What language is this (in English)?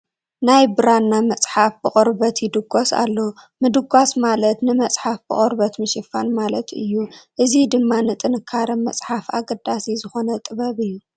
Tigrinya